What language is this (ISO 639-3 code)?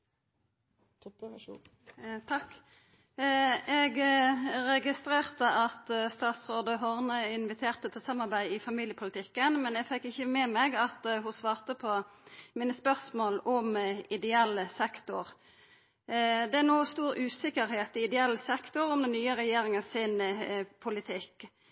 nno